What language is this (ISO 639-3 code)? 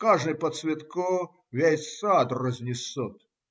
rus